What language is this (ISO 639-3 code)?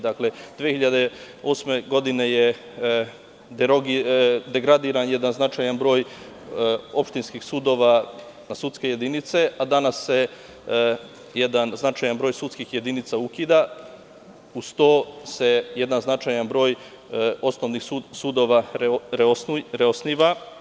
srp